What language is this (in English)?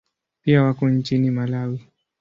Swahili